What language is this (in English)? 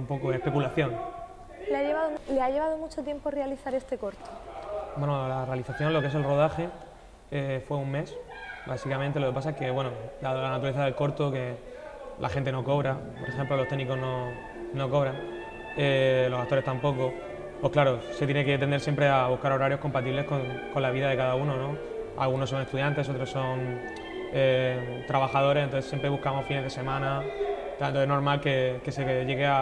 Spanish